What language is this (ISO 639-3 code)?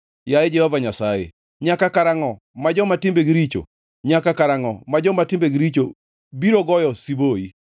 luo